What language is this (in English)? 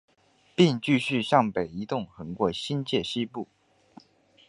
Chinese